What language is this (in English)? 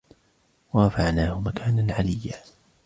Arabic